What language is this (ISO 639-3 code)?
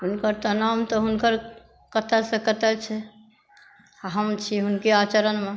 mai